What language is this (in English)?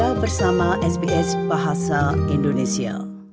Indonesian